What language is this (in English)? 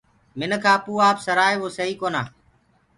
Gurgula